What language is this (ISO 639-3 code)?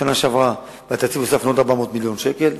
heb